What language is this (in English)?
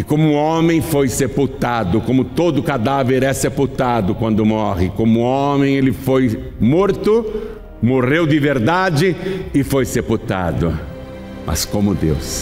Portuguese